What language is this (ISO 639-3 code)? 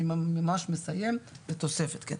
heb